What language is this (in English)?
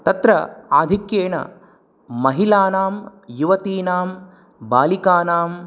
Sanskrit